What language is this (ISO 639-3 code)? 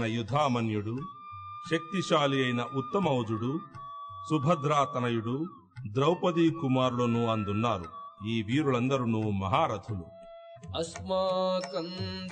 tel